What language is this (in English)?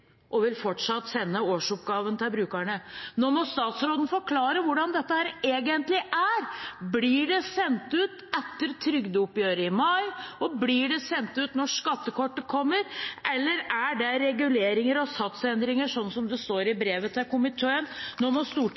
Norwegian Bokmål